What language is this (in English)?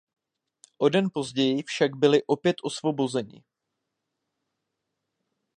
Czech